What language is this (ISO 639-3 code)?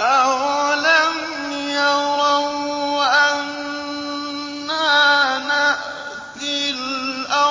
ara